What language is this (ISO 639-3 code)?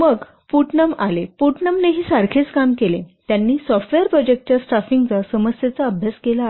mar